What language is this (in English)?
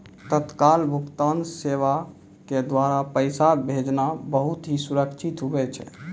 Maithili